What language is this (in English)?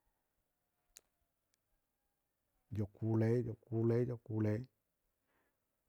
Dadiya